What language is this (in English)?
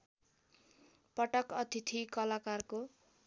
Nepali